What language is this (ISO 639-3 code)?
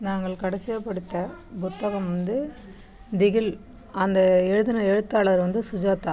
tam